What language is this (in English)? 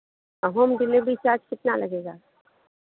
Hindi